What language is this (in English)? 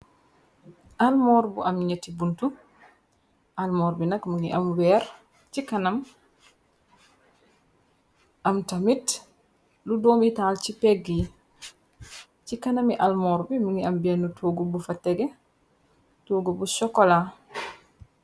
Wolof